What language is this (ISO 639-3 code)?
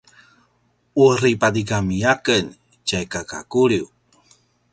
pwn